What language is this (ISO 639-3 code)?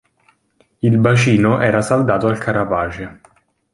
ita